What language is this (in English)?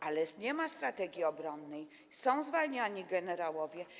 Polish